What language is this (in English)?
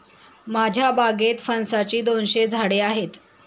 Marathi